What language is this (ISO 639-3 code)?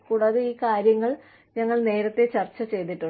mal